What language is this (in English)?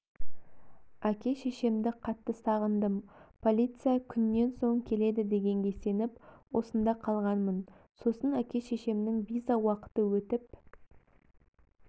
Kazakh